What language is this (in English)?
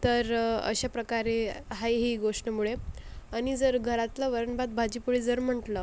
Marathi